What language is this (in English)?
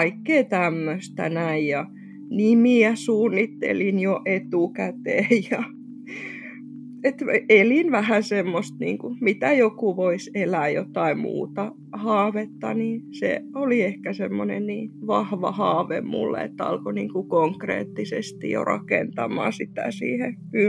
Finnish